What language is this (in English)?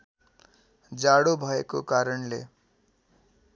Nepali